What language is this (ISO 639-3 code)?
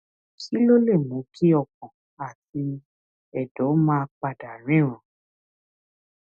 yor